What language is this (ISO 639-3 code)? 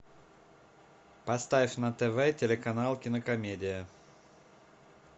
rus